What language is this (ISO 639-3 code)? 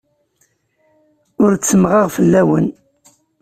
kab